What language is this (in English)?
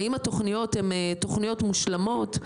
Hebrew